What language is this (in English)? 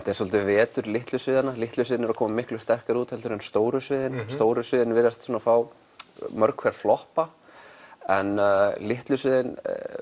Icelandic